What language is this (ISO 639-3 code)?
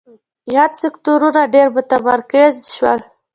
pus